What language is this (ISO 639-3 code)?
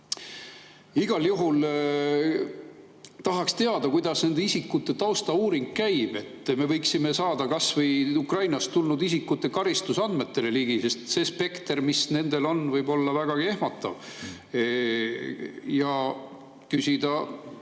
est